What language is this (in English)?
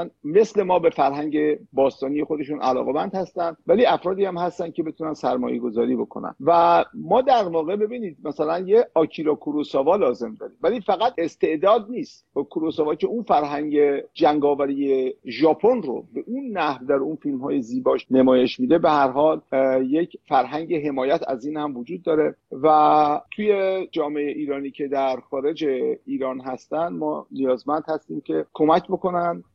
Persian